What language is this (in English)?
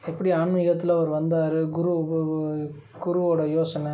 Tamil